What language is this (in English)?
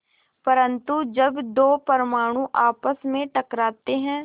Hindi